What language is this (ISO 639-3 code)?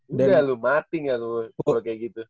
ind